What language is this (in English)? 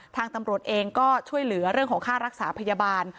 Thai